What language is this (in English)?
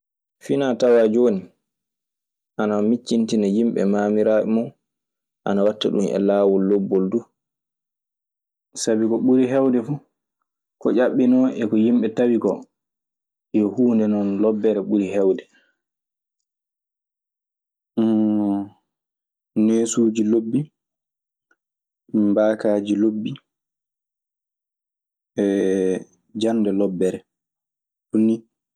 Maasina Fulfulde